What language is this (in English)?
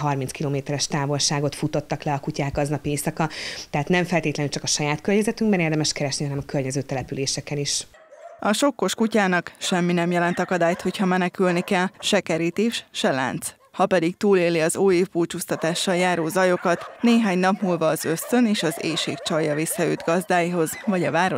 Hungarian